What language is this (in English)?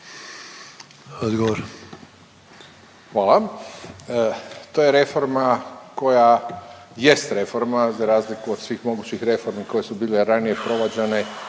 Croatian